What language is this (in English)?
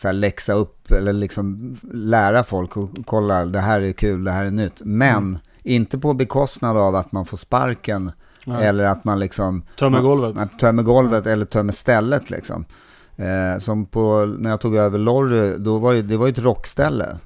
Swedish